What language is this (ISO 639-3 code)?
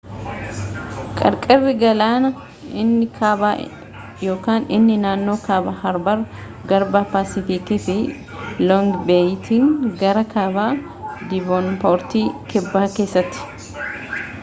orm